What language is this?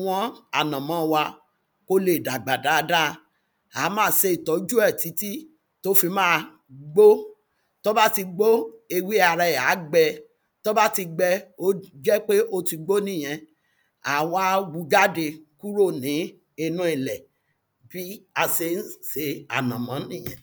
Yoruba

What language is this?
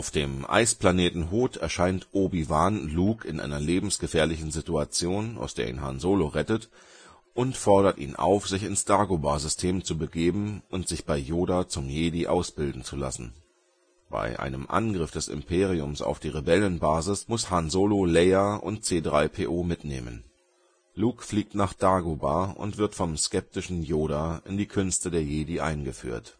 German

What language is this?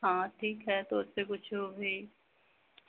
Hindi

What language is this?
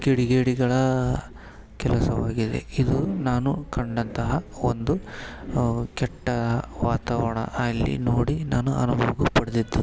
Kannada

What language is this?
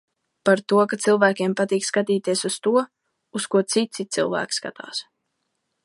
Latvian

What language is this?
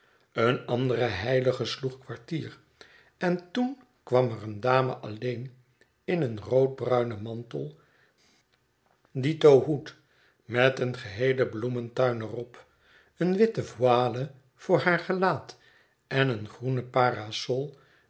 Dutch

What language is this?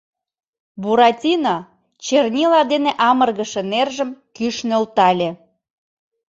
Mari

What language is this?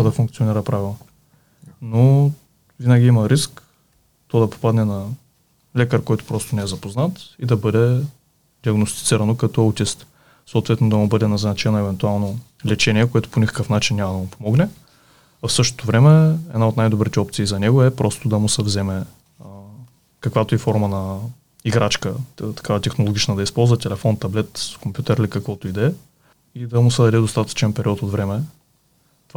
Bulgarian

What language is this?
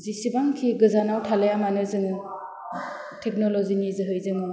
Bodo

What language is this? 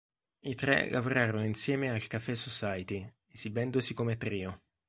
Italian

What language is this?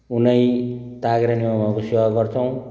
Nepali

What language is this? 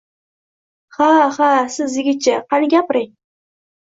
Uzbek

